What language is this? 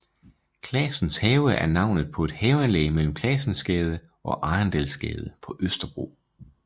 Danish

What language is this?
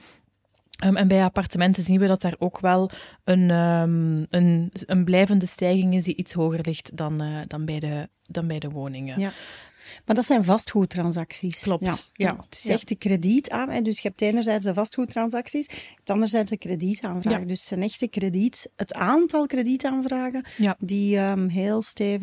Dutch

